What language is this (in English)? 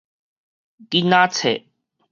Min Nan Chinese